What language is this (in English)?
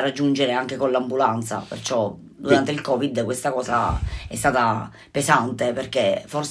Italian